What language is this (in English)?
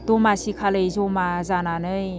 Bodo